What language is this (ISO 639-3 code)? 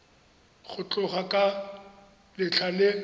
tsn